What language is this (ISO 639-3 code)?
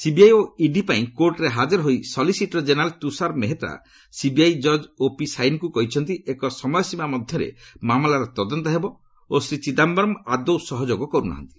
ori